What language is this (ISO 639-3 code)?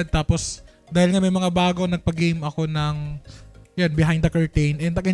fil